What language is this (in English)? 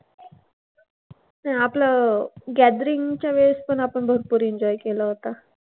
Marathi